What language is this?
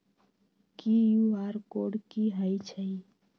Magahi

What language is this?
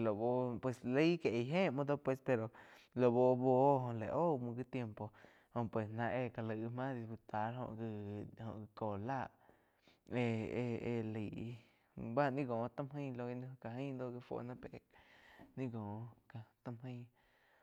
Quiotepec Chinantec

